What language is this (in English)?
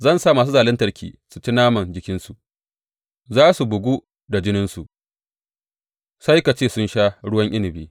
Hausa